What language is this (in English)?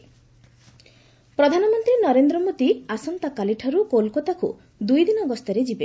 Odia